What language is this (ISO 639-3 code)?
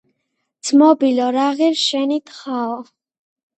kat